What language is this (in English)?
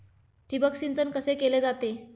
Marathi